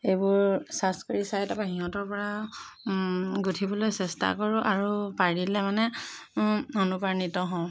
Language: Assamese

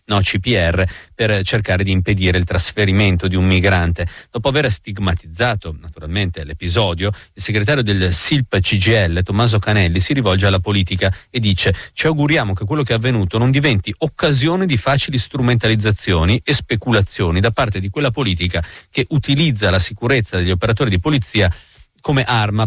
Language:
Italian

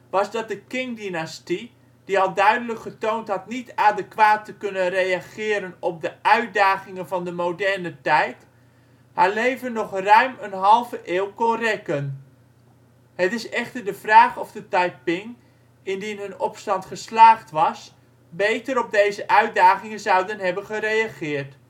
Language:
Dutch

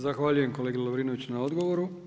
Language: Croatian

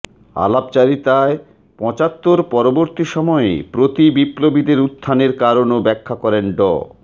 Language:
Bangla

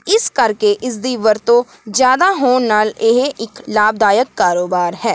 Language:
Punjabi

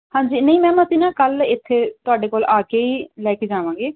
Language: Punjabi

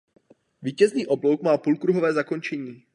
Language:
Czech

